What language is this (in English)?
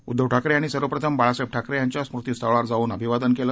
Marathi